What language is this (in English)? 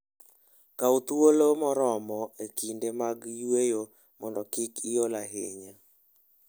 Luo (Kenya and Tanzania)